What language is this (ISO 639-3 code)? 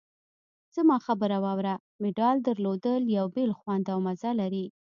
pus